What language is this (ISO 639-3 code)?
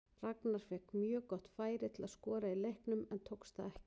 isl